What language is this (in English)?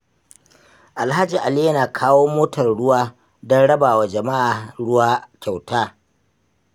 Hausa